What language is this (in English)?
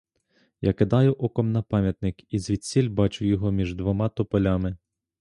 Ukrainian